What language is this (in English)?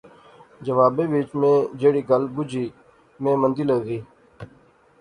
Pahari-Potwari